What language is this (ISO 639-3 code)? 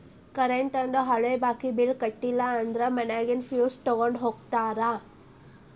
kan